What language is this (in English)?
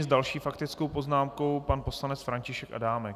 Czech